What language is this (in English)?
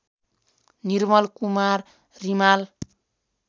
Nepali